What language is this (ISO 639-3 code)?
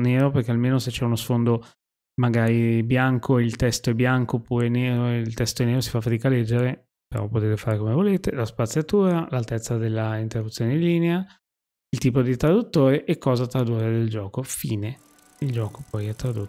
ita